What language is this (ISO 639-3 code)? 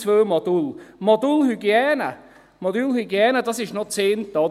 gsw